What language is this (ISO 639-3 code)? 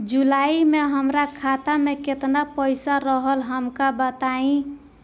bho